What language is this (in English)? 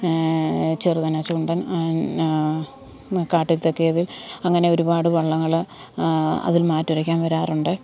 Malayalam